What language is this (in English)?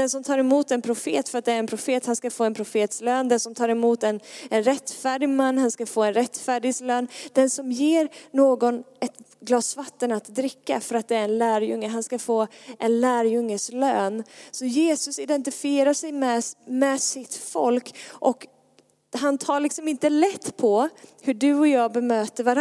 Swedish